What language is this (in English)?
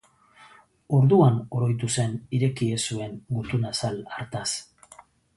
Basque